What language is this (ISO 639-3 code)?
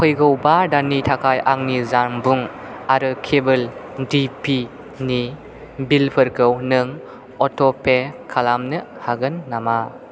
brx